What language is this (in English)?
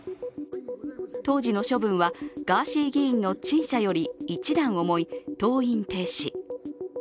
Japanese